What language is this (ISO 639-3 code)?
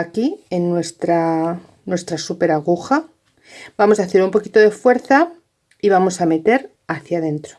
spa